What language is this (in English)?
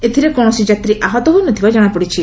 Odia